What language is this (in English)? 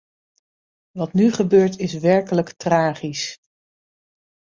Dutch